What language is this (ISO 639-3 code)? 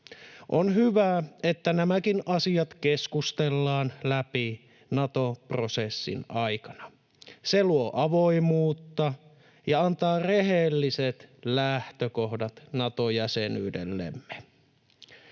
fin